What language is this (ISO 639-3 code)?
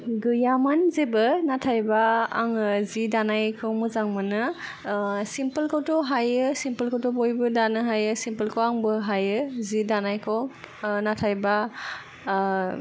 brx